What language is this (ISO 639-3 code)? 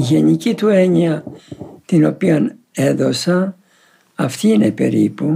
ell